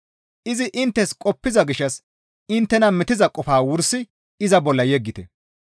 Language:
Gamo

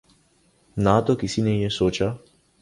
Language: Urdu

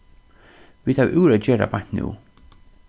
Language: Faroese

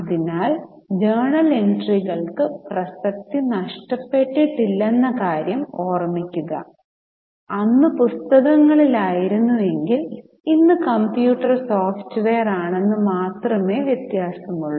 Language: Malayalam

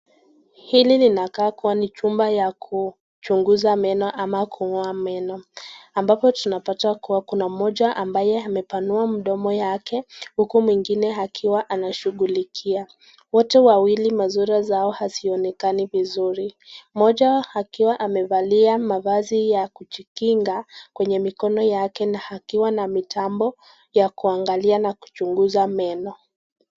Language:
Swahili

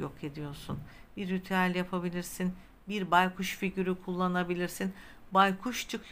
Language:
Turkish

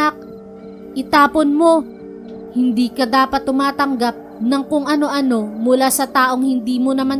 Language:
Filipino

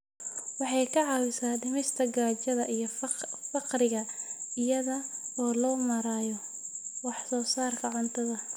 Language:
Somali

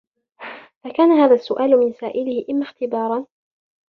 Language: Arabic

